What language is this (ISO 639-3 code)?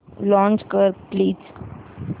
mar